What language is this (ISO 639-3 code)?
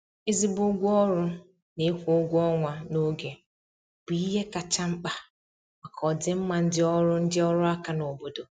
ibo